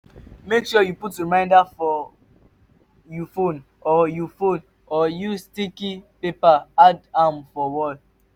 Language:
Nigerian Pidgin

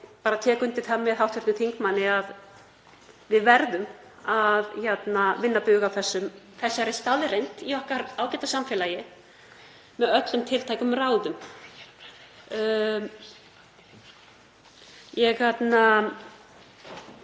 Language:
Icelandic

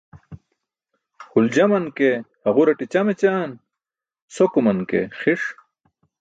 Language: Burushaski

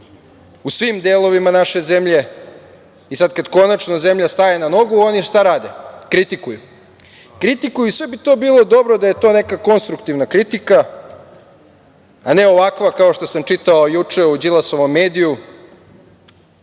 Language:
Serbian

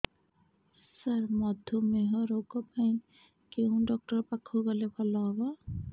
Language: Odia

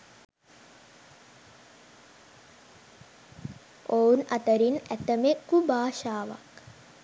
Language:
Sinhala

